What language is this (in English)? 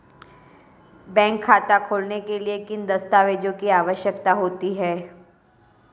Hindi